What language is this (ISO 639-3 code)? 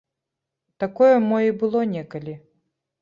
bel